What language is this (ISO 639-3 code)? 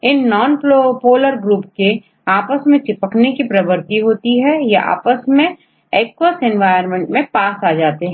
hin